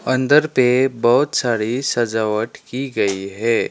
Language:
Hindi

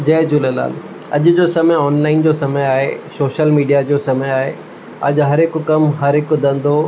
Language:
Sindhi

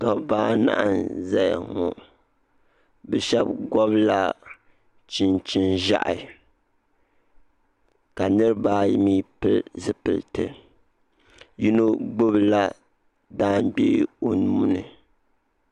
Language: Dagbani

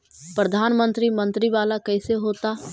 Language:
Magahi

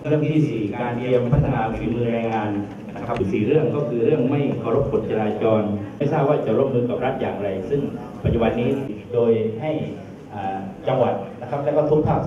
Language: Thai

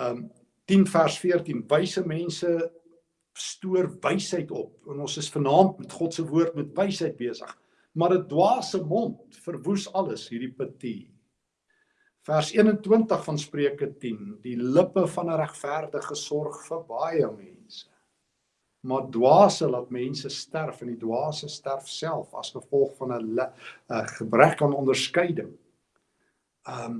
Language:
Dutch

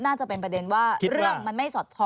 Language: Thai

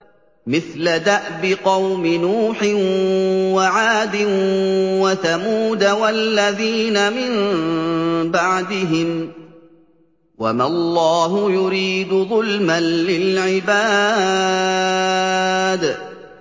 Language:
Arabic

